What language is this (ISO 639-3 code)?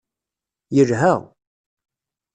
kab